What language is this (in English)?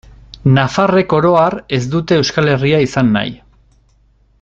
Basque